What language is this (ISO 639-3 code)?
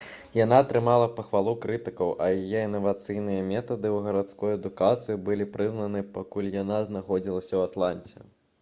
bel